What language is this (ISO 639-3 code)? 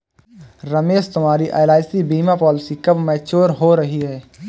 hin